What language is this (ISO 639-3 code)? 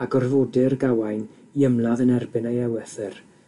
cym